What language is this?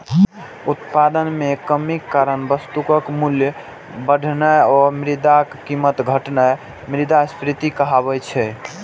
Maithili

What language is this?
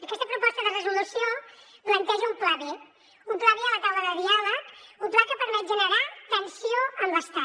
Catalan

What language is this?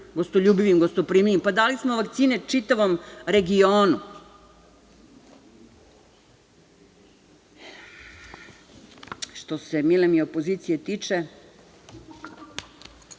Serbian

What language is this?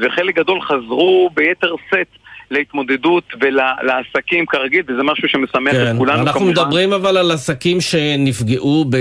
Hebrew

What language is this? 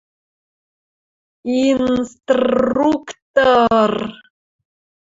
Western Mari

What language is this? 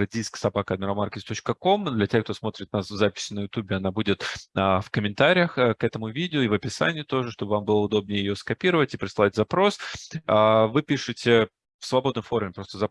Russian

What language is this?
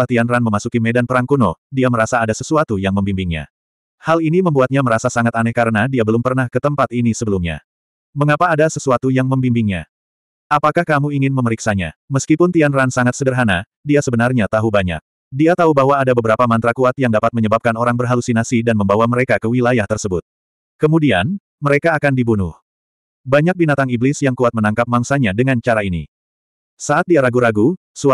Indonesian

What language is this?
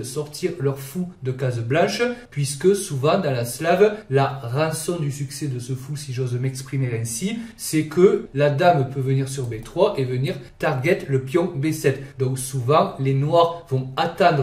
French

